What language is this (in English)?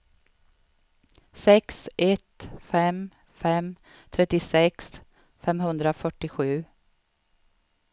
Swedish